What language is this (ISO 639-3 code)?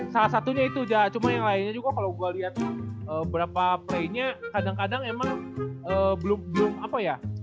ind